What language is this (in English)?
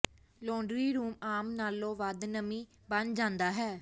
Punjabi